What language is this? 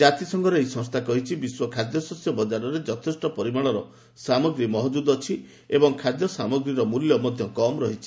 Odia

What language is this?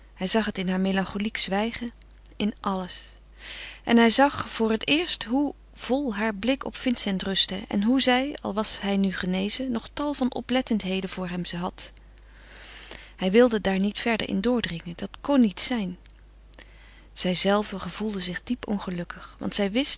Dutch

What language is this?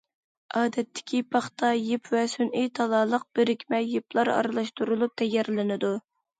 Uyghur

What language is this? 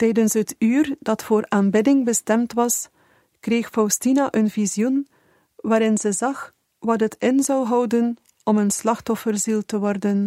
Dutch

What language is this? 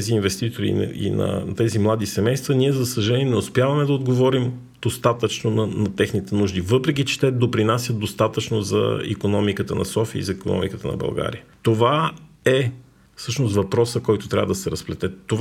Bulgarian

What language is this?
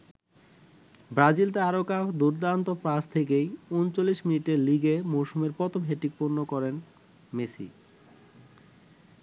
Bangla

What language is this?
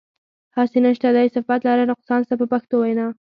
Pashto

